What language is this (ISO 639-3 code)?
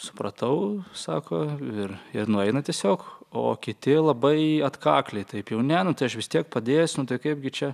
lit